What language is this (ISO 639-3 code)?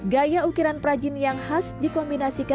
ind